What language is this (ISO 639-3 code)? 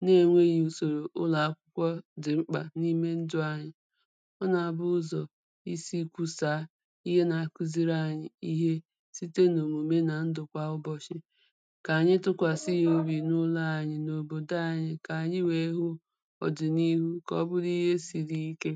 ibo